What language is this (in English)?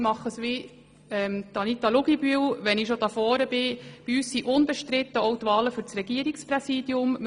Swiss German